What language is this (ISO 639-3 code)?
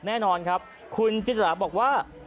tha